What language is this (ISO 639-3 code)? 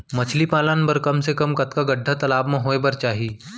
hne